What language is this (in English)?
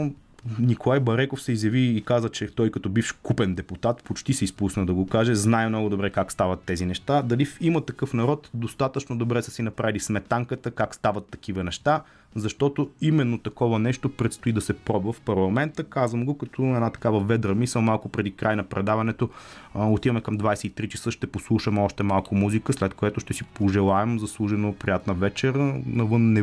Bulgarian